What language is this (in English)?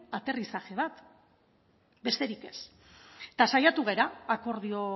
Basque